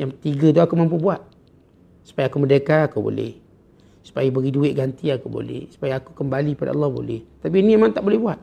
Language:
Malay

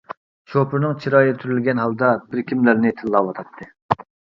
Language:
Uyghur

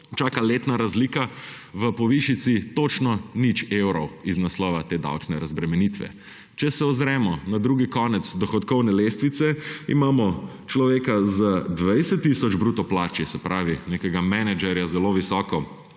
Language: Slovenian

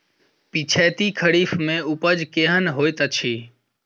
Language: Maithili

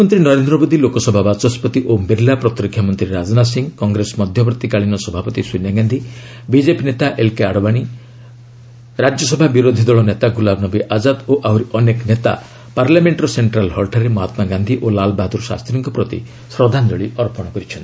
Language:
Odia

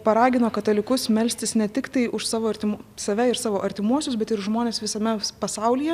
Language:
Lithuanian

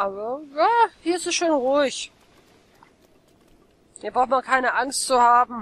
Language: German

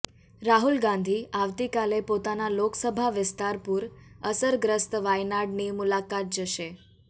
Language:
Gujarati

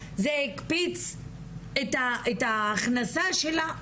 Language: Hebrew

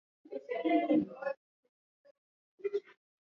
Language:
Swahili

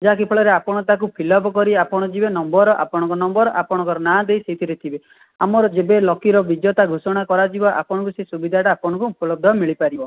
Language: Odia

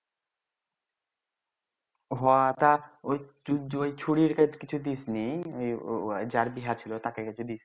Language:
Bangla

